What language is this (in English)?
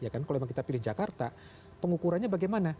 Indonesian